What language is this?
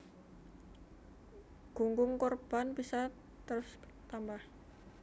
Javanese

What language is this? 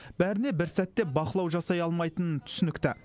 Kazakh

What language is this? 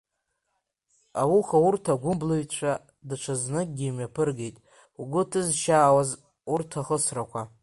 Abkhazian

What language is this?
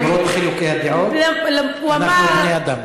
Hebrew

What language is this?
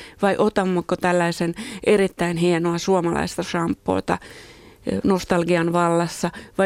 Finnish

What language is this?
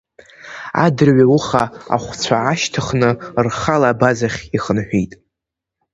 Abkhazian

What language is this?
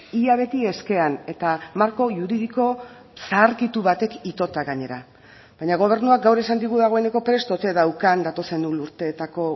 Basque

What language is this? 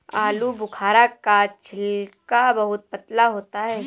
Hindi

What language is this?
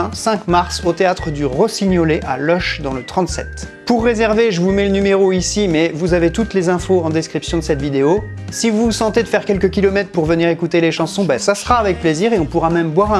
French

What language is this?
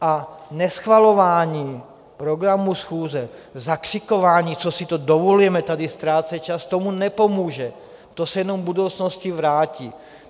Czech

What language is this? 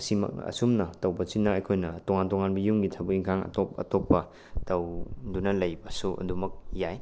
Manipuri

